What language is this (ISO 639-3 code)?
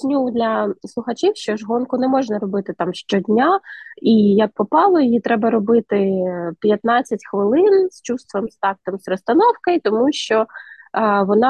ukr